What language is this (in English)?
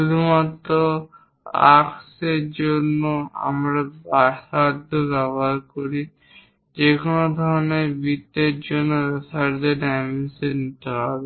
Bangla